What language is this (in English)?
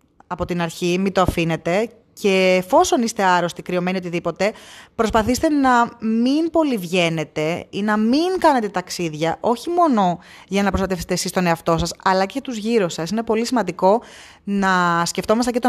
Greek